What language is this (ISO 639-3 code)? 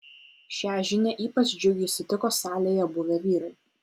lit